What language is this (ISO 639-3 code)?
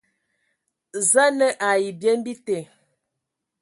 ewo